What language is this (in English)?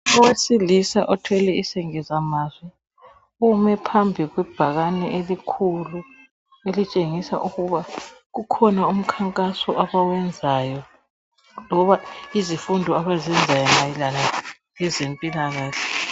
North Ndebele